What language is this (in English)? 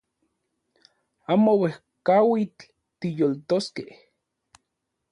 Central Puebla Nahuatl